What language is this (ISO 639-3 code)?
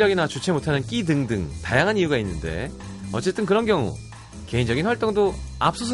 kor